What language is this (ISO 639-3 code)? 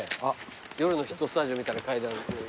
jpn